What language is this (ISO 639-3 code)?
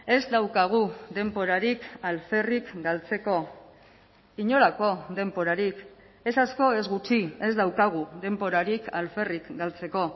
eus